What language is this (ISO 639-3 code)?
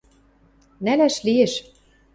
mrj